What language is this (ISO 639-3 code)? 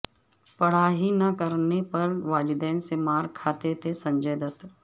urd